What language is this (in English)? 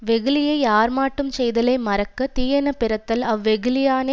Tamil